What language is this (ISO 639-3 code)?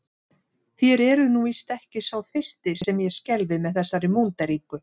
isl